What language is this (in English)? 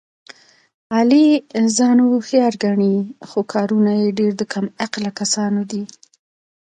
Pashto